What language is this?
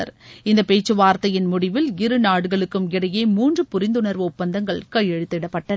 Tamil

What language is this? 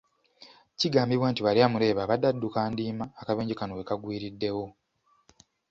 Ganda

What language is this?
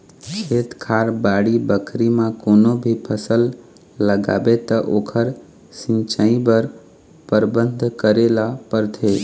Chhattisgarhi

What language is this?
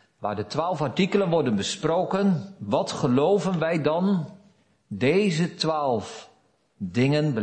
Dutch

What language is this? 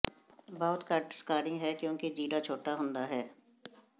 Punjabi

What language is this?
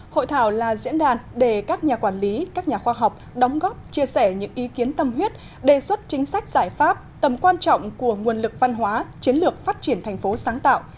Vietnamese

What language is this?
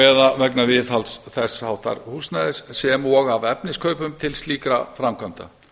Icelandic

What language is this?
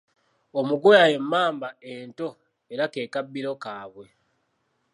Ganda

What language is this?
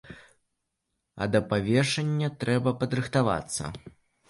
Belarusian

